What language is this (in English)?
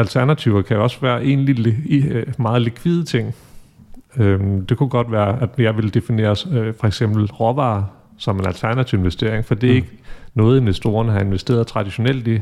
Danish